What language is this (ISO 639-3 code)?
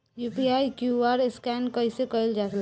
bho